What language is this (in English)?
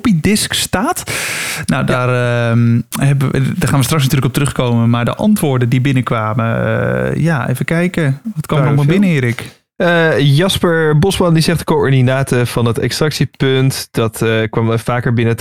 Dutch